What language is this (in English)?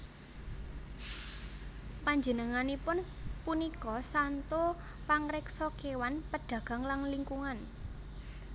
Javanese